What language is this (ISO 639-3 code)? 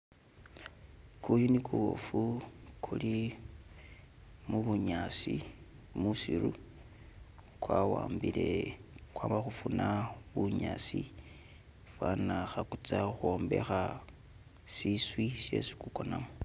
myx